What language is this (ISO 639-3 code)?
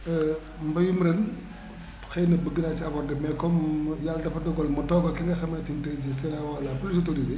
wol